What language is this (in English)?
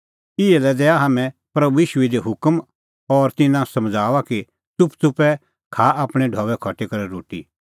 Kullu Pahari